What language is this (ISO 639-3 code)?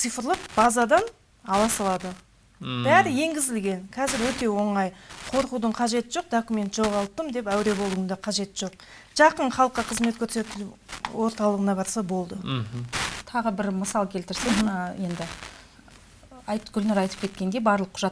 tur